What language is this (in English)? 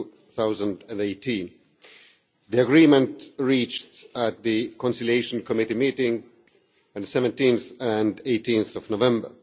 English